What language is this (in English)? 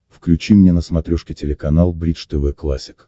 Russian